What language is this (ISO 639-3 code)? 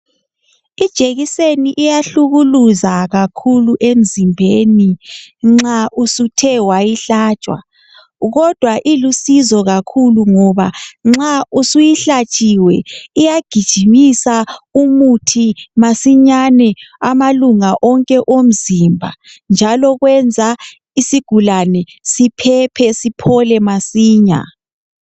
nde